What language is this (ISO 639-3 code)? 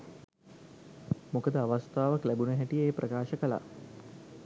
sin